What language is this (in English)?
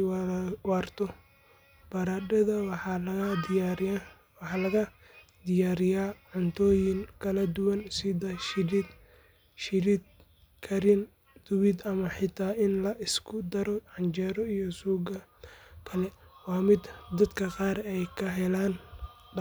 Somali